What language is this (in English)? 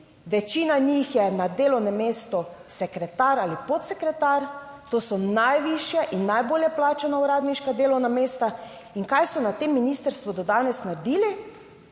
Slovenian